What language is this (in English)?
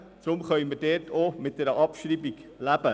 Swiss German